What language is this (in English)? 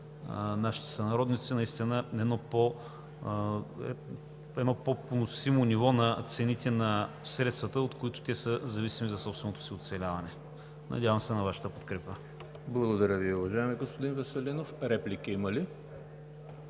Bulgarian